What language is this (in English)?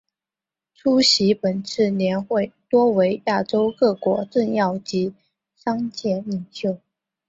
Chinese